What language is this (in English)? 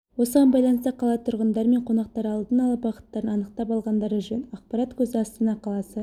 Kazakh